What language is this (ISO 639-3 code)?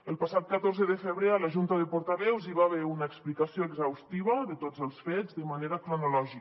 cat